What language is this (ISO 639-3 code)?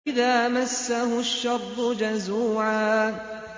ara